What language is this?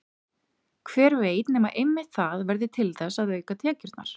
Icelandic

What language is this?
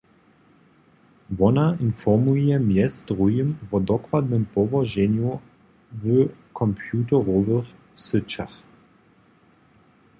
Upper Sorbian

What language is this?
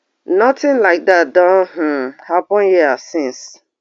Nigerian Pidgin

